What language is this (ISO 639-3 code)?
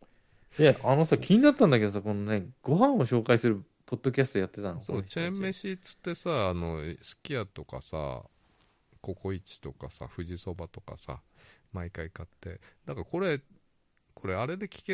jpn